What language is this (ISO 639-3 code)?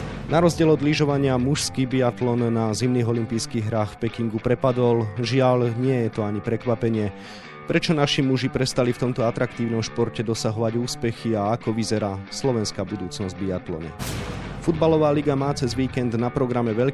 slk